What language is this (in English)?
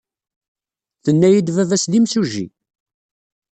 Kabyle